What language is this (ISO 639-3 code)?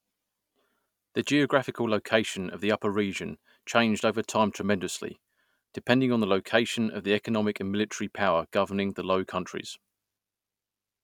eng